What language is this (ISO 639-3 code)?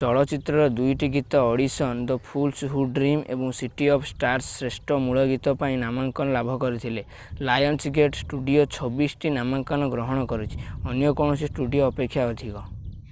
ori